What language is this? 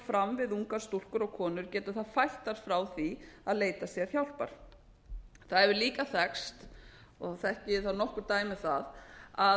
Icelandic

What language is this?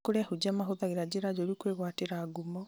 Kikuyu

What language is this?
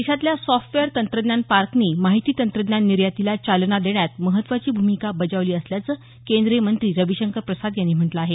Marathi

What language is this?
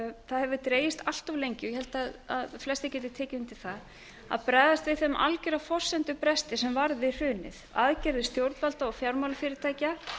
Icelandic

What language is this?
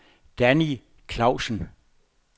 Danish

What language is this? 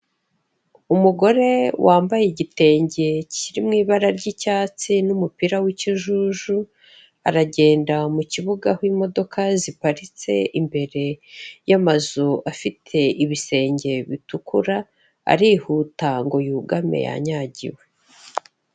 Kinyarwanda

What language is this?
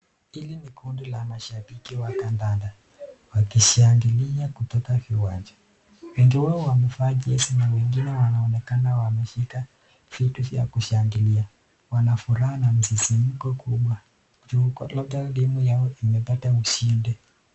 Swahili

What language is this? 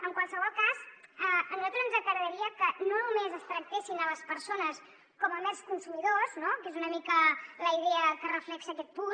Catalan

